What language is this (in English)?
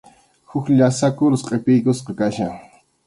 Arequipa-La Unión Quechua